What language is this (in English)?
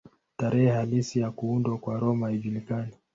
Swahili